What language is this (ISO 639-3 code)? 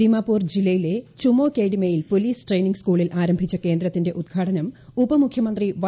mal